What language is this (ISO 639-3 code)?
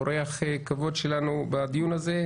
heb